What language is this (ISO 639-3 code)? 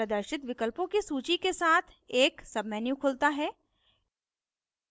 hin